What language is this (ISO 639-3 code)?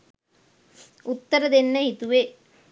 sin